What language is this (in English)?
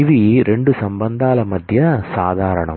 Telugu